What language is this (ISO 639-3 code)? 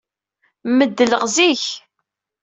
kab